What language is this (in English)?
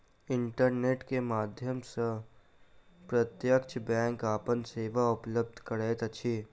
Maithili